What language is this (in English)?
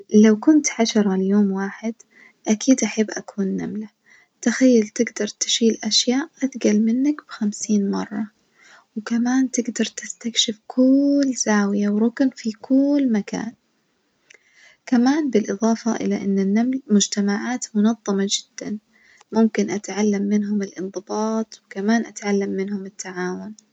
Najdi Arabic